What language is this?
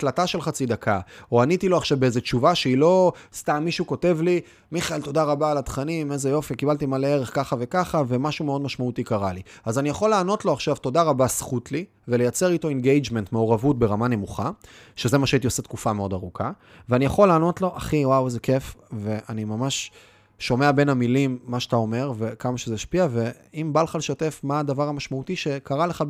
Hebrew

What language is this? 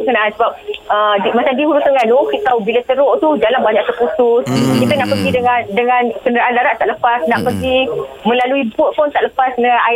Malay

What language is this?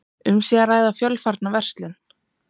Icelandic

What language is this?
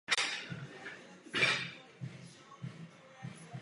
Czech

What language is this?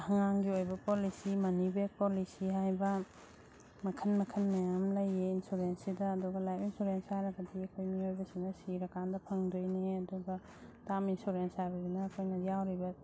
Manipuri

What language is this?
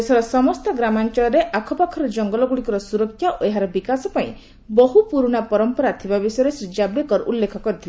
Odia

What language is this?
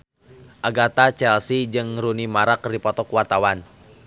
Sundanese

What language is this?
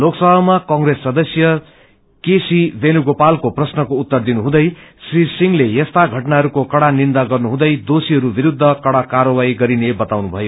Nepali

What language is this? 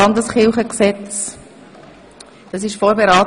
Swiss German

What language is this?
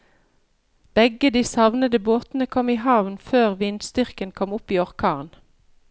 Norwegian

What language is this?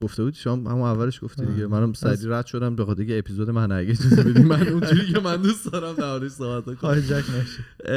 Persian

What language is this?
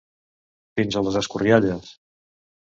Catalan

